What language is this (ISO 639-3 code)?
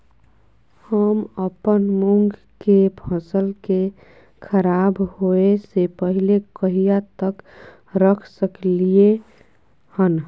mai